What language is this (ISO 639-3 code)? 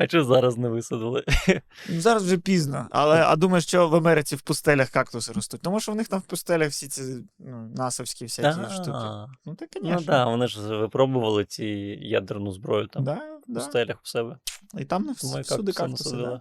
ukr